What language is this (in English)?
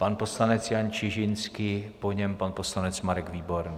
Czech